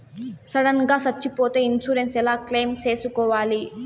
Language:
Telugu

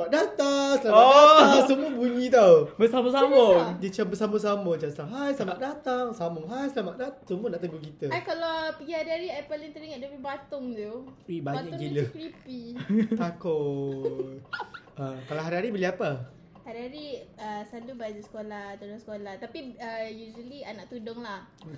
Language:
Malay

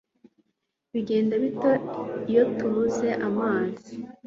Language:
Kinyarwanda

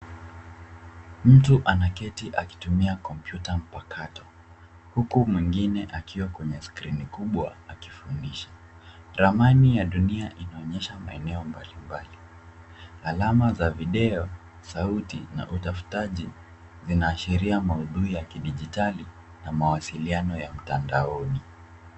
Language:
Swahili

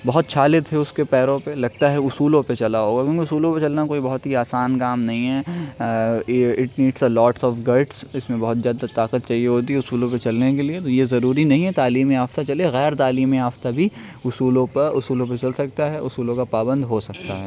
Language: Urdu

